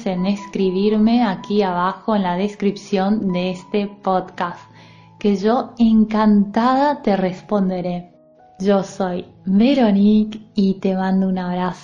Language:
Spanish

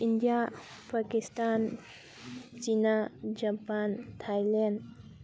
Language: Manipuri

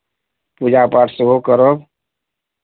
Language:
Maithili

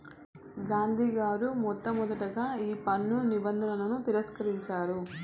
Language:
Telugu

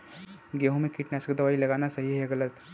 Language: Hindi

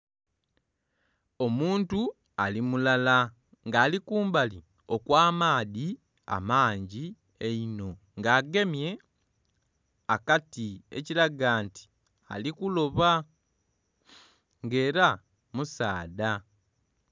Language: Soga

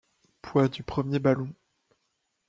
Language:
French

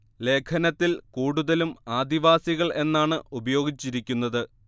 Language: Malayalam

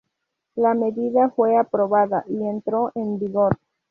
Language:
Spanish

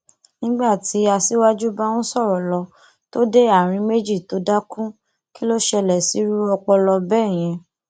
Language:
Yoruba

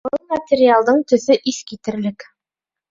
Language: Bashkir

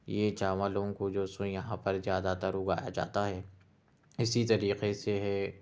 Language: Urdu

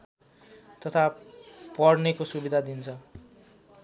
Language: Nepali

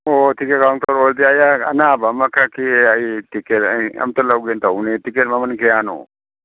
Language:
Manipuri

